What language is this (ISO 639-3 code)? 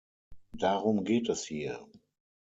deu